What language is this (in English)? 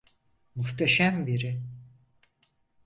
Turkish